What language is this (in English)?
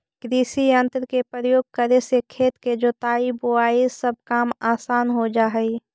Magahi